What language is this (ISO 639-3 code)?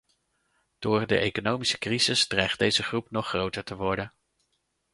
nld